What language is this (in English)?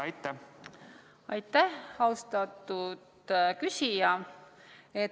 Estonian